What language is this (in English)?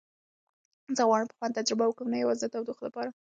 Pashto